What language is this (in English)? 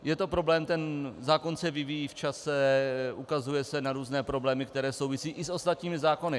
Czech